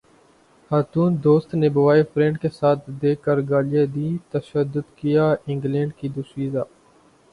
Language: Urdu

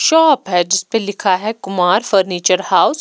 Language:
Hindi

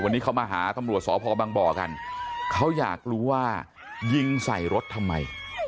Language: Thai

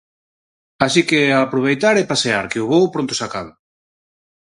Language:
Galician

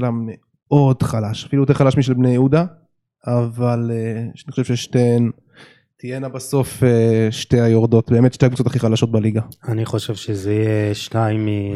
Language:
Hebrew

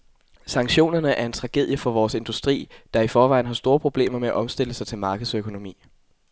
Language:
Danish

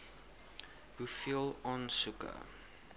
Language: Afrikaans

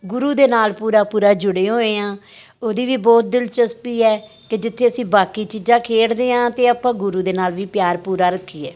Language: Punjabi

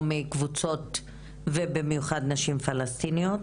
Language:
Hebrew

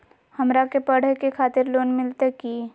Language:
Magahi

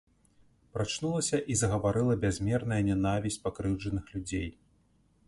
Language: Belarusian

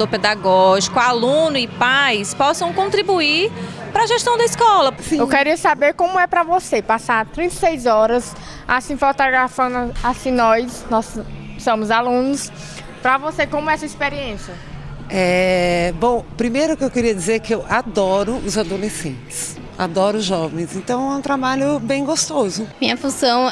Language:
Portuguese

